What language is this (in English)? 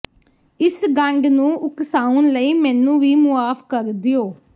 Punjabi